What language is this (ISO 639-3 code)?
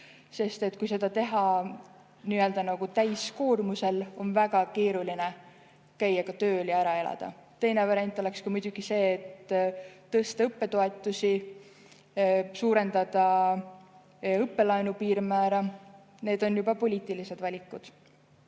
est